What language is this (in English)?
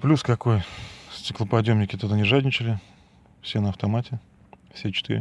Russian